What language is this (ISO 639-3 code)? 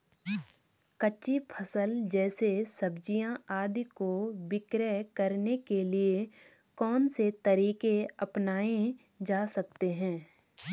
hin